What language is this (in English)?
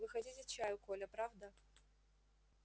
Russian